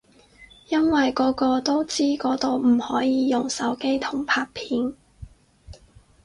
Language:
Cantonese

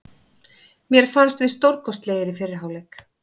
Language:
Icelandic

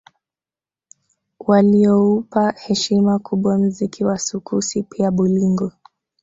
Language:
Swahili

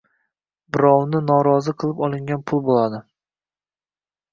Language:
Uzbek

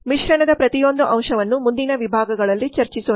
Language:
Kannada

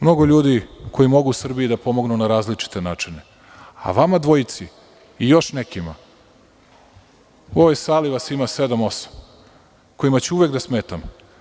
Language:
Serbian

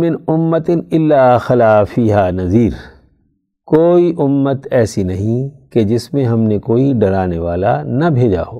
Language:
Urdu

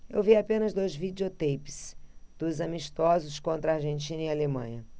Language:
Portuguese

